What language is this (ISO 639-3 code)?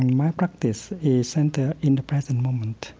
eng